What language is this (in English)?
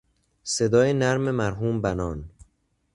Persian